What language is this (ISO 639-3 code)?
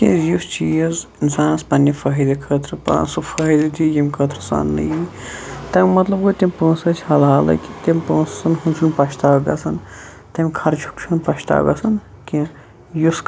kas